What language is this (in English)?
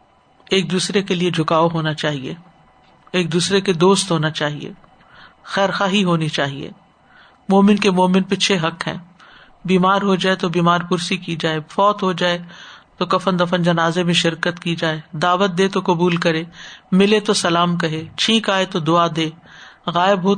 Urdu